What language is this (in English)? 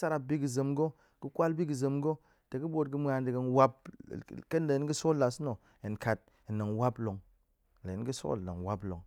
Goemai